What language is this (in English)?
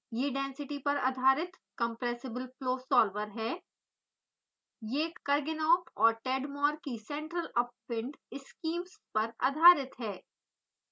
Hindi